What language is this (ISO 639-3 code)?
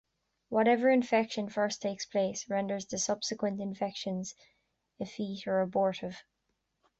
eng